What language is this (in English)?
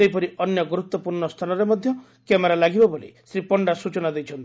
Odia